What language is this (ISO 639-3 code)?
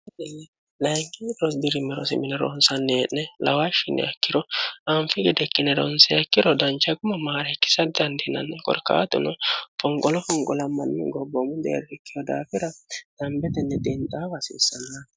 sid